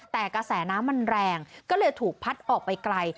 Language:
Thai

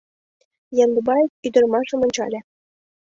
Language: Mari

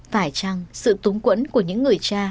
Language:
Vietnamese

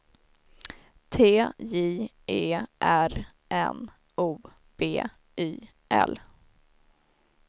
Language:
Swedish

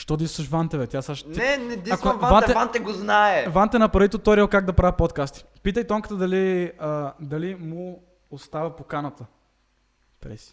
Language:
Bulgarian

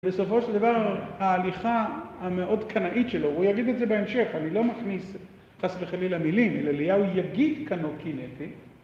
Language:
Hebrew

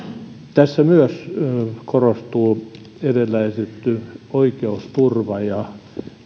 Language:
Finnish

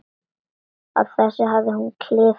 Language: Icelandic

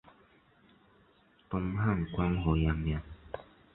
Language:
Chinese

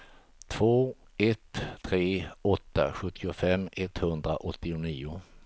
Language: Swedish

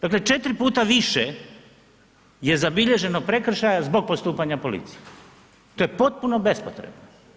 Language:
Croatian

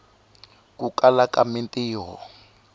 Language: Tsonga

